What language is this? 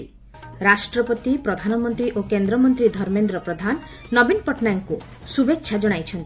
Odia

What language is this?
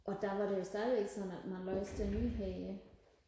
Danish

